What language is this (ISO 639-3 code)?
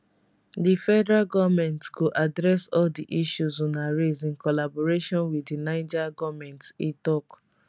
pcm